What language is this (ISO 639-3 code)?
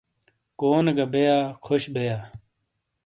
scl